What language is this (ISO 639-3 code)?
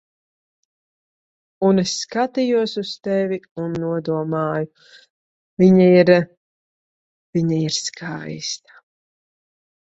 lav